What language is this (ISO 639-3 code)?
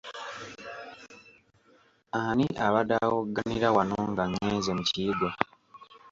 lug